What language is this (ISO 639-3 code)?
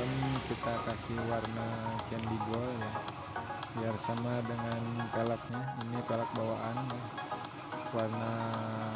ind